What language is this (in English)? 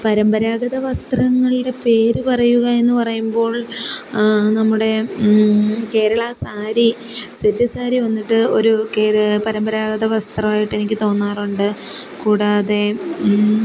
Malayalam